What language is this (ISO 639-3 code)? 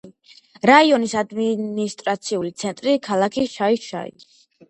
kat